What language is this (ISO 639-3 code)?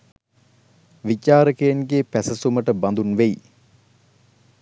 sin